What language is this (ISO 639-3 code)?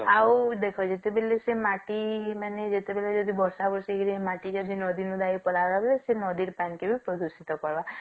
ori